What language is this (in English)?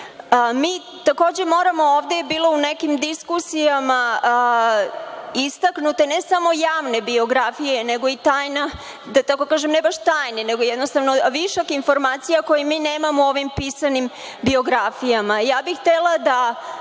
Serbian